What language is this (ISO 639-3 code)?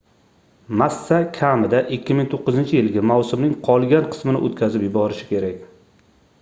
uzb